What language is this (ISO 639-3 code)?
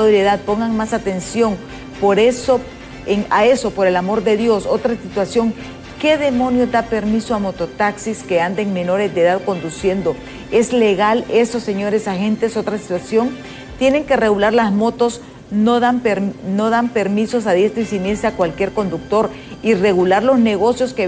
spa